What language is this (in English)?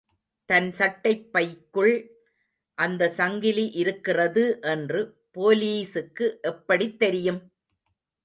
Tamil